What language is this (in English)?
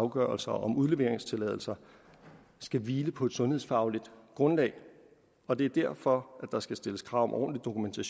Danish